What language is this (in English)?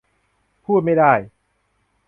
Thai